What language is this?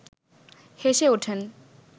Bangla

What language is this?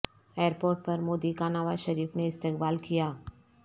Urdu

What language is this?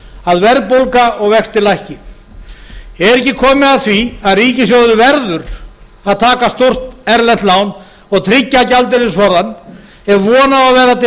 Icelandic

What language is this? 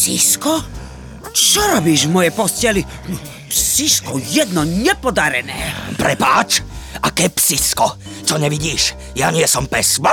Czech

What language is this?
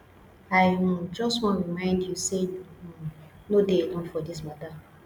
Nigerian Pidgin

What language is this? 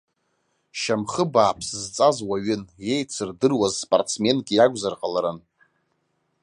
Abkhazian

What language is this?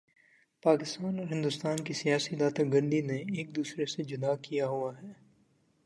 Urdu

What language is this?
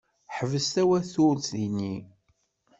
Kabyle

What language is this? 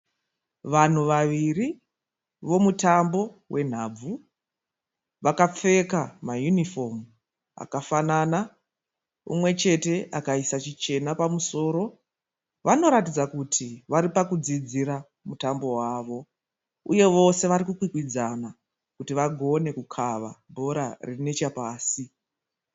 Shona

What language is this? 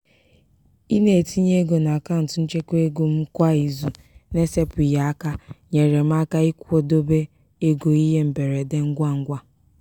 Igbo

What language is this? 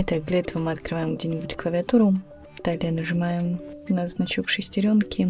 Russian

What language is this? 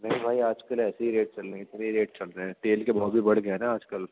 Urdu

